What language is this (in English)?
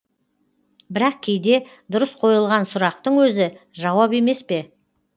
Kazakh